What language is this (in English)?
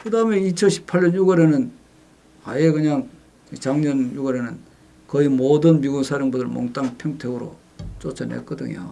Korean